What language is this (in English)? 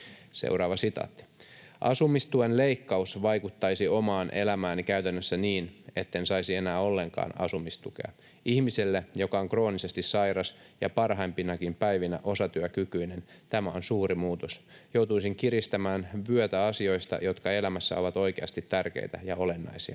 Finnish